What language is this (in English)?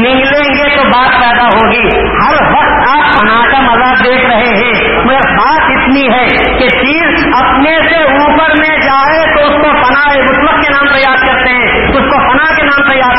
Urdu